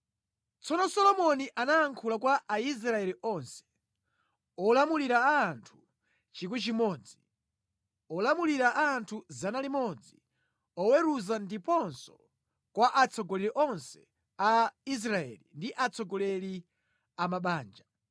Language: Nyanja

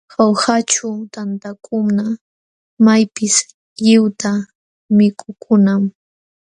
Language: Jauja Wanca Quechua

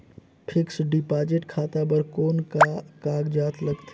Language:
Chhattisgarhi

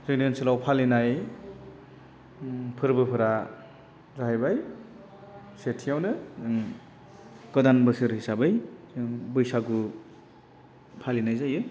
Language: Bodo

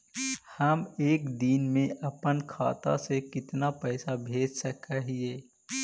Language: Magahi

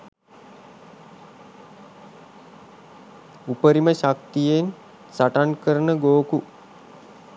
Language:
Sinhala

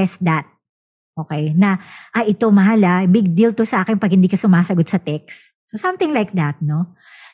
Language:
Filipino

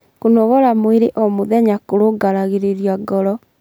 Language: Kikuyu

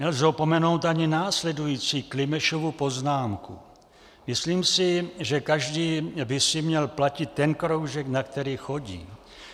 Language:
Czech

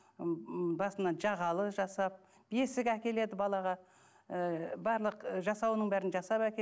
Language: Kazakh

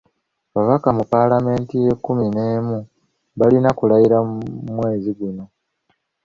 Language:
Ganda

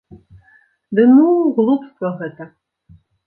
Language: Belarusian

